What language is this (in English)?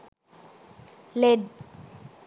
Sinhala